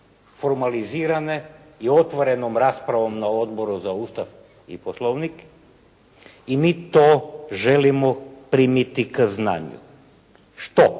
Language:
Croatian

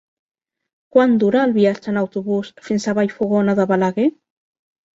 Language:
Catalan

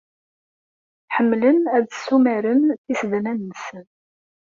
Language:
Kabyle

